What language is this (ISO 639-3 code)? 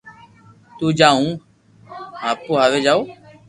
lrk